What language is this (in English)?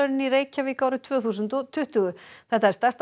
Icelandic